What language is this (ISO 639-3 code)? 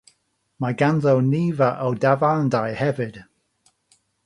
cym